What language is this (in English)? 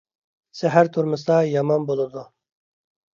Uyghur